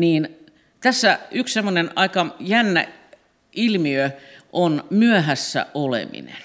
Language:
Finnish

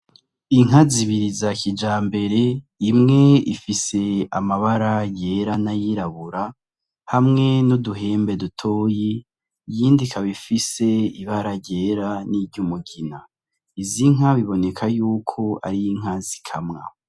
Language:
Rundi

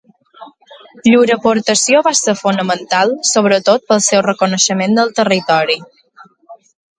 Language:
Catalan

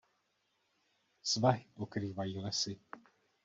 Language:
Czech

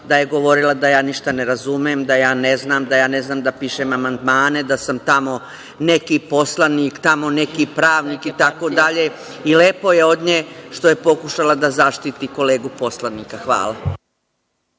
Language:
Serbian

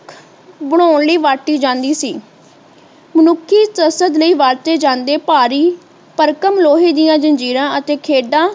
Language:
Punjabi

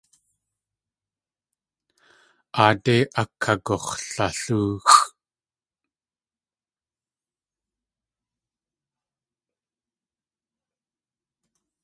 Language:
Tlingit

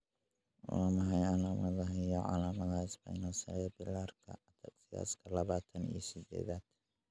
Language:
Somali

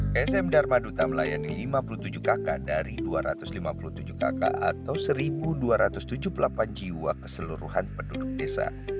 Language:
Indonesian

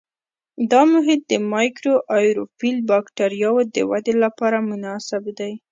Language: Pashto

